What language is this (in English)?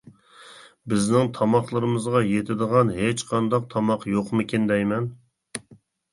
Uyghur